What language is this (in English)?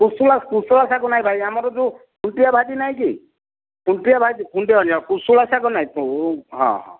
Odia